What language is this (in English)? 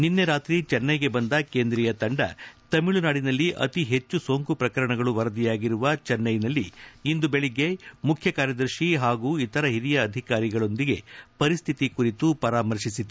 Kannada